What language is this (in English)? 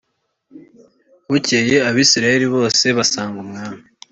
Kinyarwanda